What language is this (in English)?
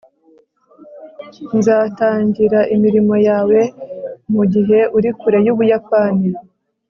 Kinyarwanda